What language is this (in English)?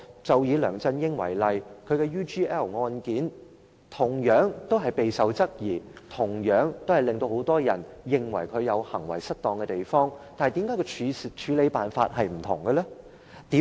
Cantonese